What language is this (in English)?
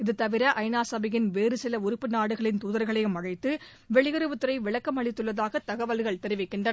Tamil